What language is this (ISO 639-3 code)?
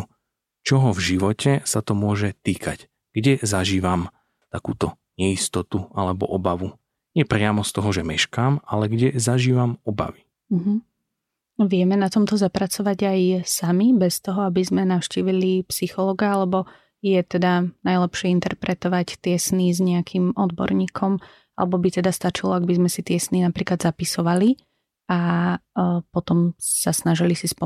slk